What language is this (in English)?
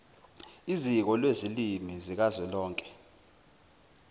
Zulu